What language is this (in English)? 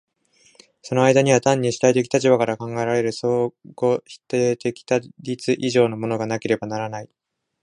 Japanese